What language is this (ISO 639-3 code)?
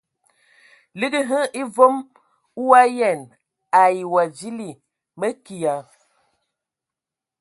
ewo